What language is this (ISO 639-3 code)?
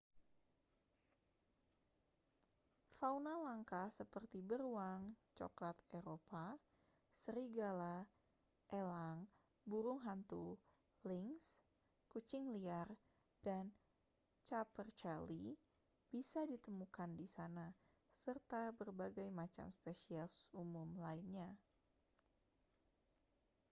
ind